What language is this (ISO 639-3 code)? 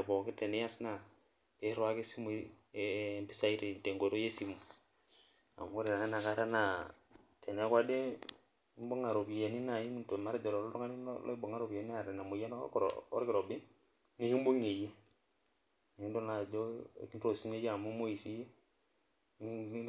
mas